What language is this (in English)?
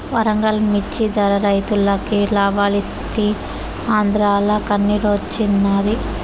Telugu